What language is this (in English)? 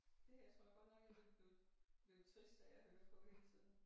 Danish